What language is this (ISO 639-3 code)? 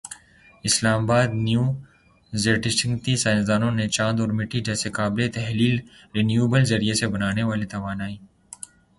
urd